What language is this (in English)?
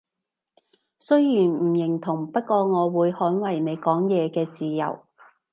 Cantonese